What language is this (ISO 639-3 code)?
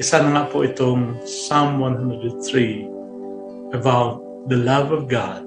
fil